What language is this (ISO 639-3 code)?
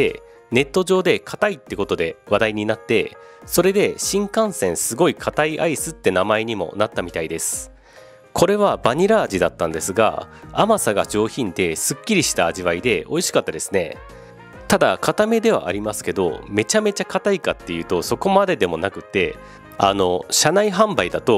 jpn